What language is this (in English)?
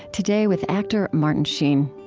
English